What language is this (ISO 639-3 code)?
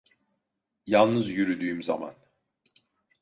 tur